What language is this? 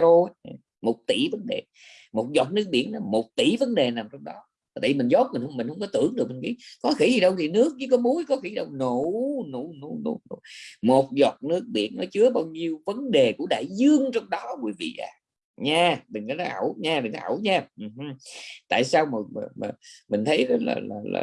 Vietnamese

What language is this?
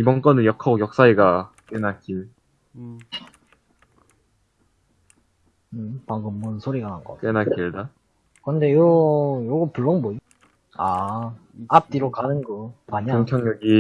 Korean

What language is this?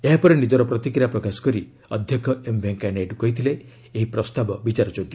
Odia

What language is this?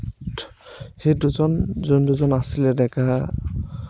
Assamese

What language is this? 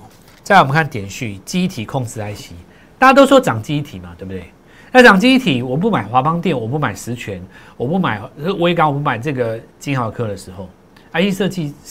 Chinese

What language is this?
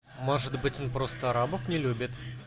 Russian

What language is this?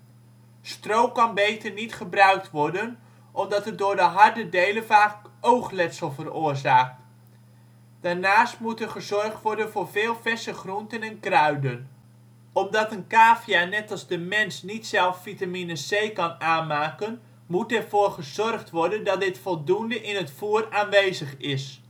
Dutch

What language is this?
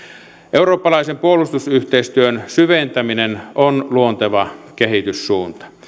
Finnish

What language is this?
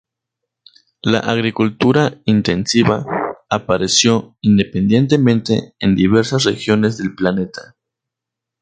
Spanish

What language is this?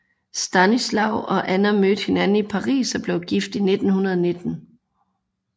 Danish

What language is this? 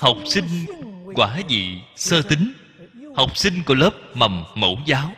Vietnamese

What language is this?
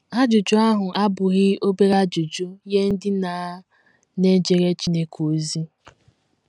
Igbo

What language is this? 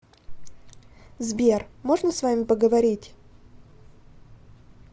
Russian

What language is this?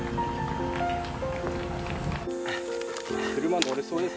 Japanese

